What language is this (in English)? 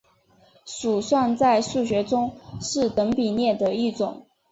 Chinese